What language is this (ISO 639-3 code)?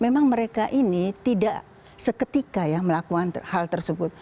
ind